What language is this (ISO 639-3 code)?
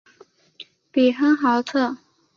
zho